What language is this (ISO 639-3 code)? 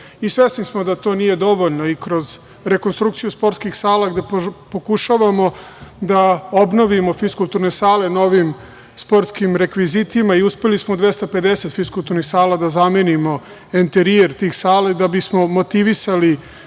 srp